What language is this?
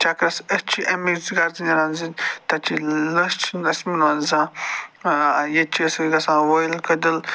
Kashmiri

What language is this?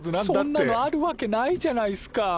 Japanese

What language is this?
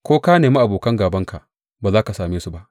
Hausa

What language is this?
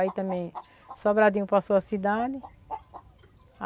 Portuguese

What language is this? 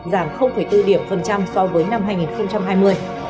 Vietnamese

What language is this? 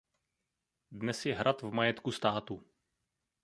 Czech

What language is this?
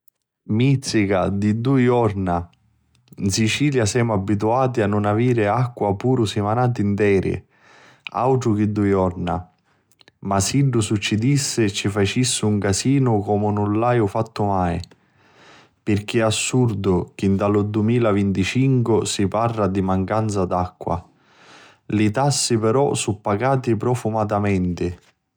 Sicilian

